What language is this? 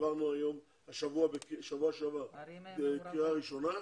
Hebrew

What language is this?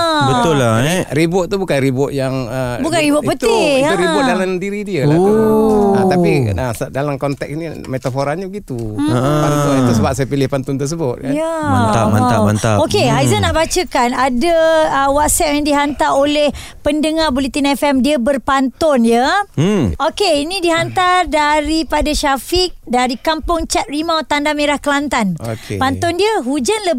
Malay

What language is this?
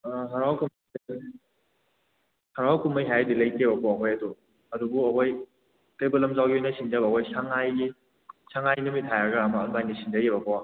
Manipuri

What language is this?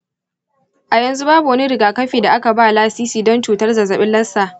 Hausa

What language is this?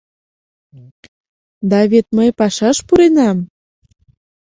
Mari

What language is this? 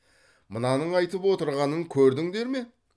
Kazakh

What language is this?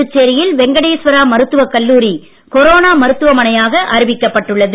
Tamil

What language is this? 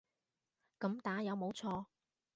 Cantonese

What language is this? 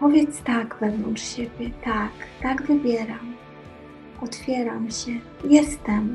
Polish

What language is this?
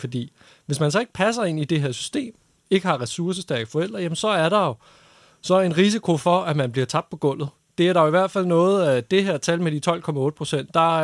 Danish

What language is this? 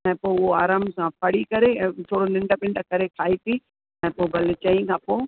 Sindhi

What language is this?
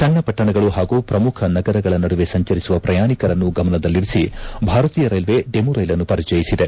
Kannada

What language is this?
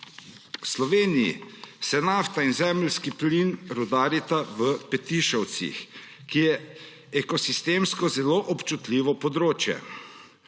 Slovenian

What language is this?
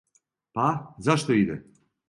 Serbian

